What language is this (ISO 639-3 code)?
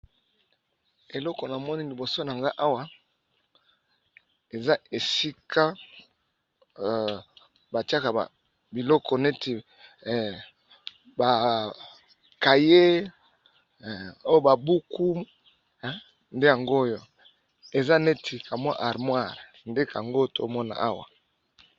lin